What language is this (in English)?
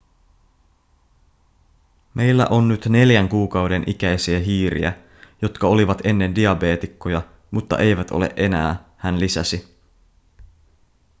Finnish